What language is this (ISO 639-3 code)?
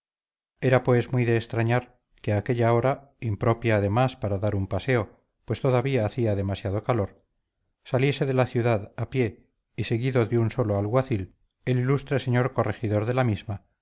spa